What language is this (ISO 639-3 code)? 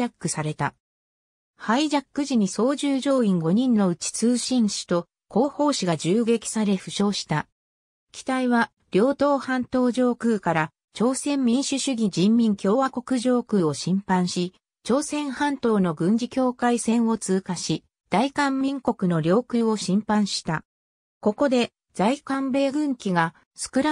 jpn